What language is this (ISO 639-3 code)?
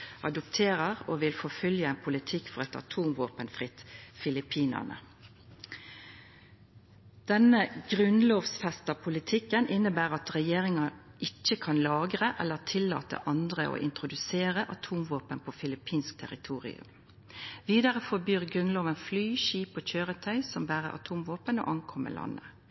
nno